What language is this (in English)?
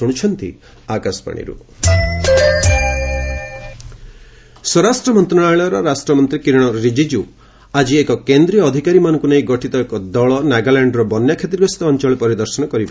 Odia